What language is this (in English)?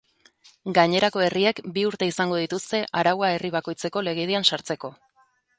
Basque